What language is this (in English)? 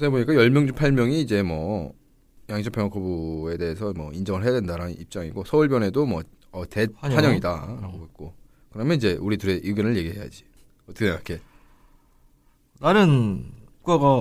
Korean